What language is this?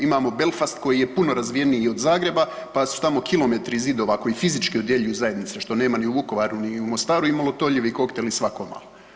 Croatian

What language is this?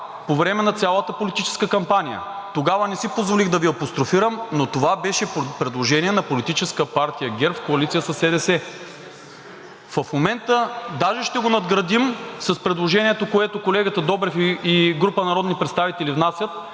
Bulgarian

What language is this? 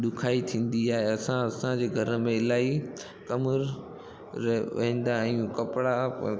Sindhi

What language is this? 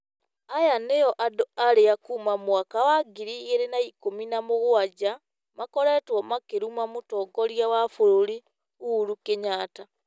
Kikuyu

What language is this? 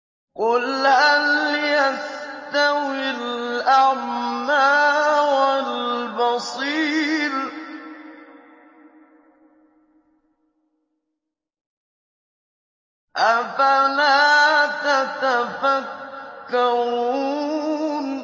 Arabic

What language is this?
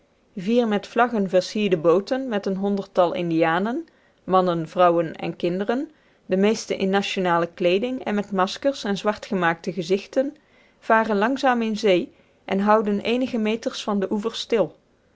Dutch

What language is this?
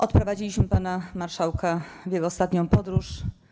Polish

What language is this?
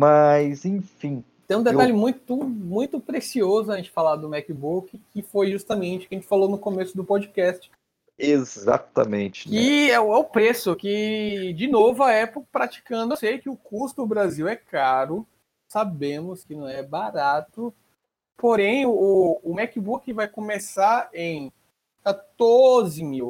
Portuguese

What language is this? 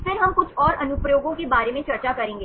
Hindi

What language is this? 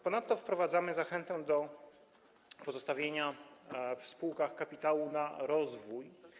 Polish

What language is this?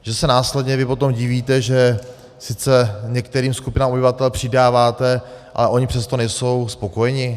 Czech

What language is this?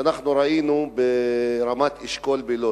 Hebrew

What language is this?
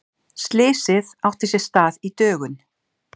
Icelandic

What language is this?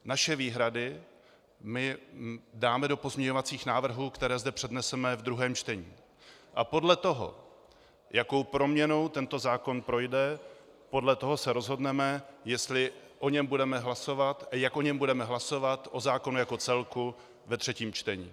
Czech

